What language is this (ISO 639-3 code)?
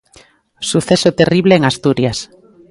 glg